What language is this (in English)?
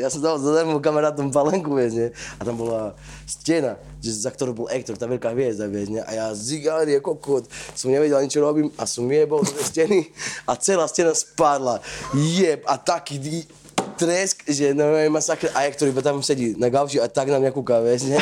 Slovak